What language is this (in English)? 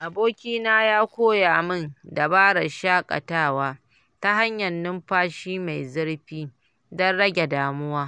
Hausa